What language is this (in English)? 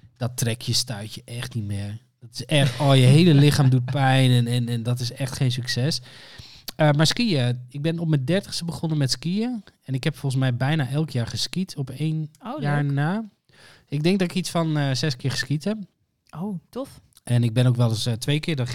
Dutch